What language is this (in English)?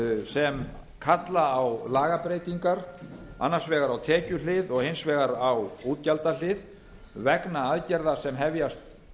Icelandic